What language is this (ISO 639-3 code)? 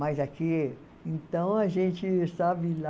por